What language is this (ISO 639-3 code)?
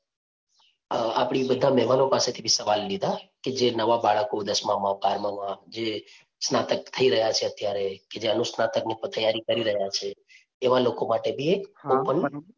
guj